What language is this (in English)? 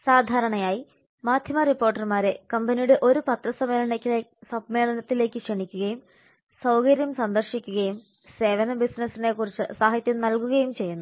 Malayalam